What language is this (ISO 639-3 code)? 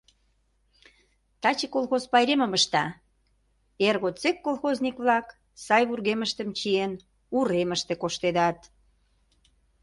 chm